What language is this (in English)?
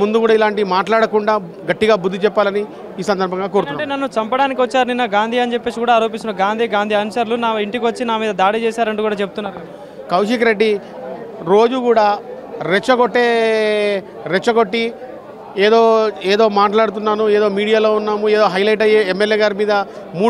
Telugu